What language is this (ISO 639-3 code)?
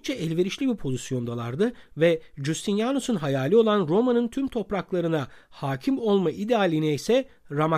tur